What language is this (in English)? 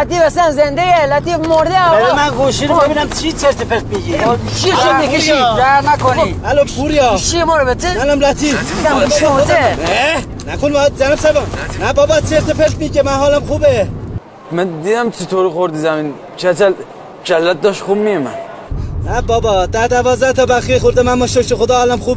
Persian